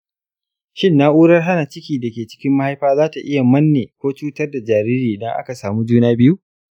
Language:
Hausa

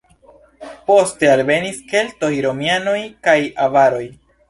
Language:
Esperanto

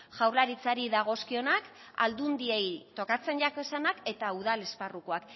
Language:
Basque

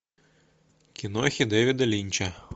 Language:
Russian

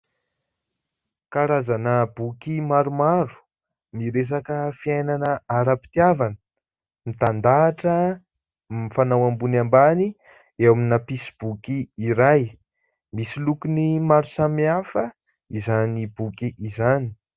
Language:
Malagasy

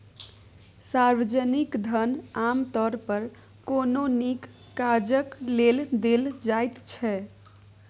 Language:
Maithili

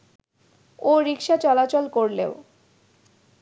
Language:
Bangla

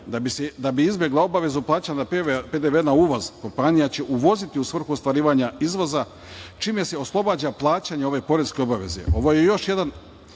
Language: Serbian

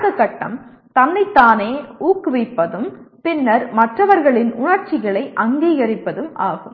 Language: Tamil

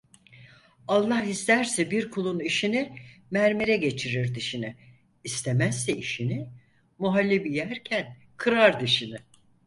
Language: Turkish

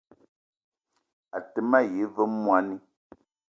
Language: Eton (Cameroon)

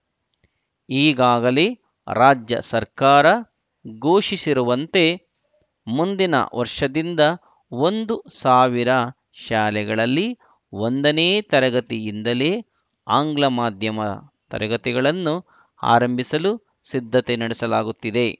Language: Kannada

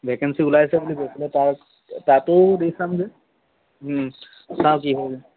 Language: Assamese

